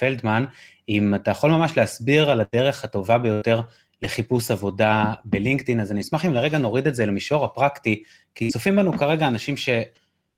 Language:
Hebrew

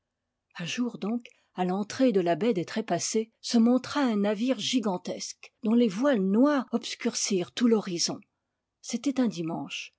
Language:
French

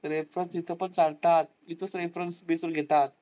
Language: Marathi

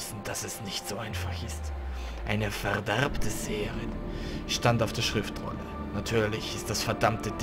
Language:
German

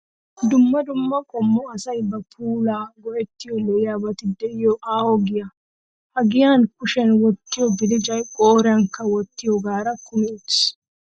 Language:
Wolaytta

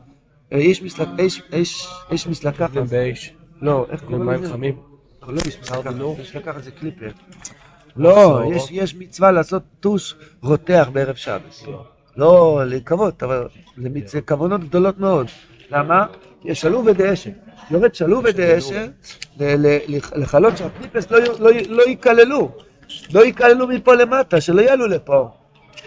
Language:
Hebrew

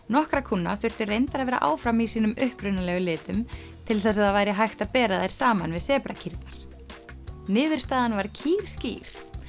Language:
Icelandic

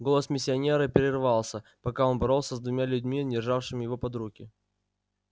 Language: Russian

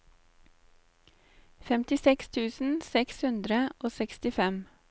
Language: Norwegian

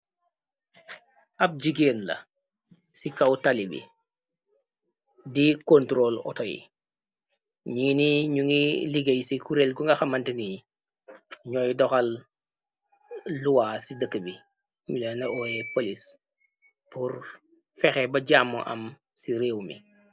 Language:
Wolof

